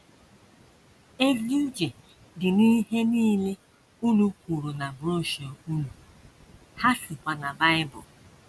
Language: Igbo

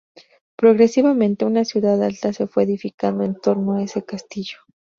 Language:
Spanish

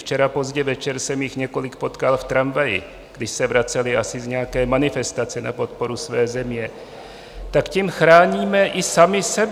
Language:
Czech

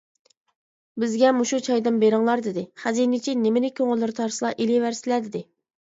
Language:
Uyghur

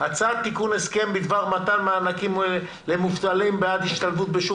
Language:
Hebrew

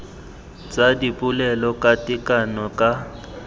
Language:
Tswana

